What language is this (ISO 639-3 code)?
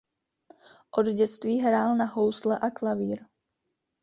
ces